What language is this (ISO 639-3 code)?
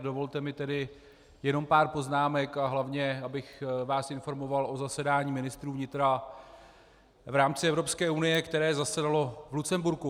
ces